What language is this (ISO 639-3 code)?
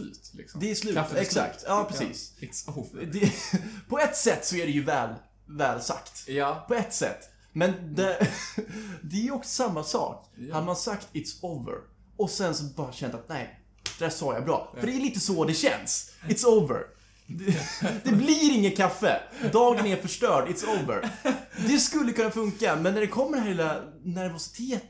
swe